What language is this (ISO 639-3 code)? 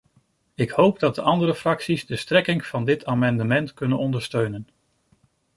nld